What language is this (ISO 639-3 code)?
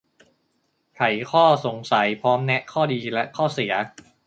tha